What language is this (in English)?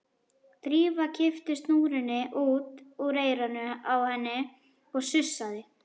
Icelandic